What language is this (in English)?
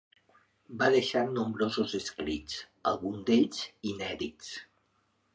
Catalan